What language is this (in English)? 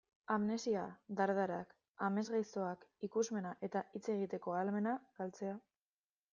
Basque